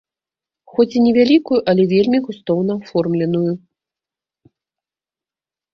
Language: Belarusian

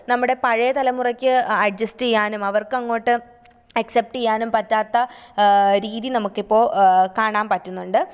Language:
Malayalam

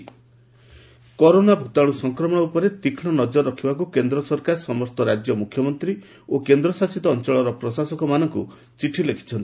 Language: Odia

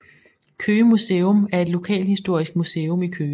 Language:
Danish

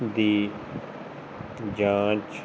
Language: Punjabi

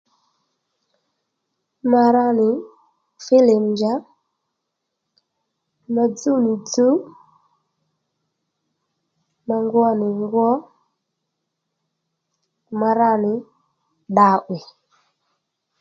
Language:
Lendu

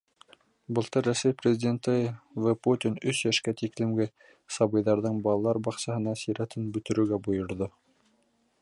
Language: Bashkir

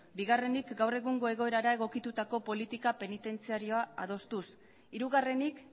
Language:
Basque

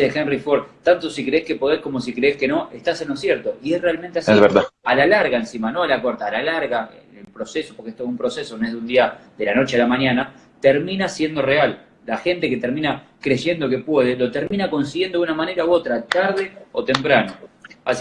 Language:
Spanish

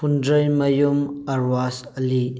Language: Manipuri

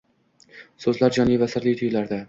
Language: Uzbek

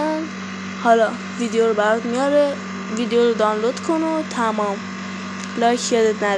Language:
Persian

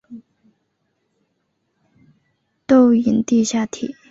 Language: Chinese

